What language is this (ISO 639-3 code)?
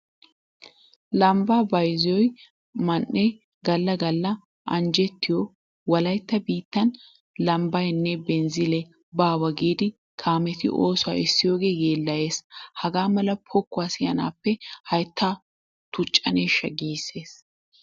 wal